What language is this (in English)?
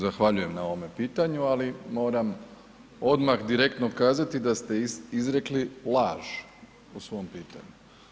Croatian